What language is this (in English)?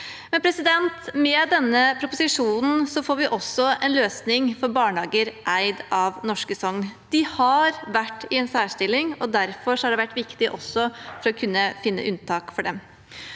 Norwegian